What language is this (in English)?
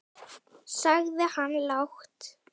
Icelandic